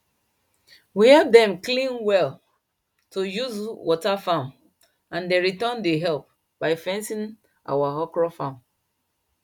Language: Nigerian Pidgin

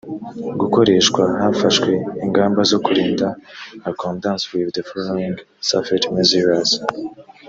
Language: Kinyarwanda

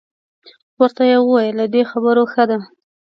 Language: Pashto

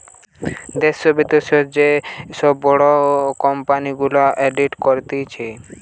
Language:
Bangla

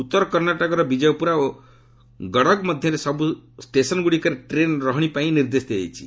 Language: Odia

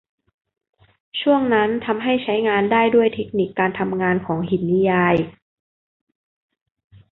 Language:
Thai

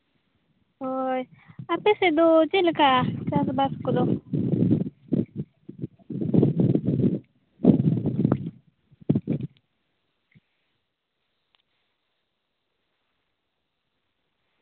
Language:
Santali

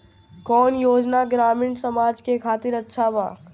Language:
Bhojpuri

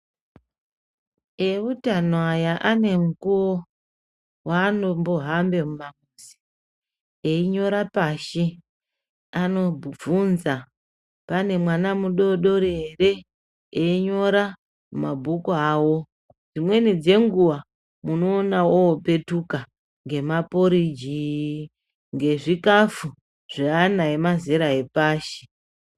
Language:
Ndau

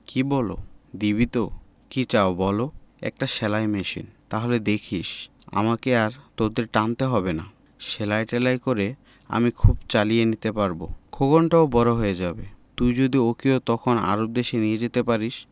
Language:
Bangla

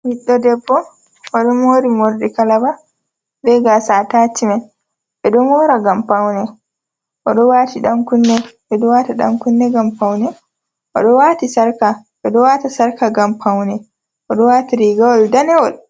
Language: Fula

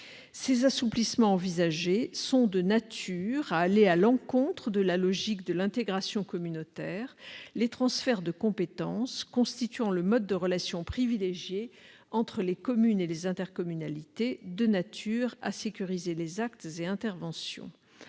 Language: French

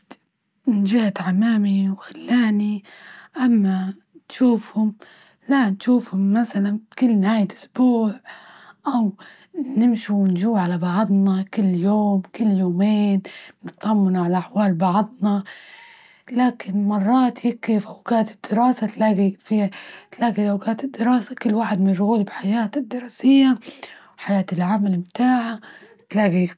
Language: Libyan Arabic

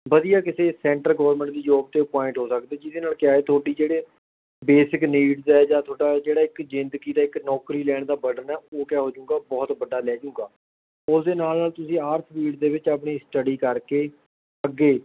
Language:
Punjabi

